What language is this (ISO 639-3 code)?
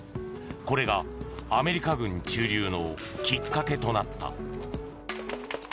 jpn